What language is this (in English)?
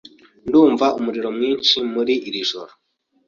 Kinyarwanda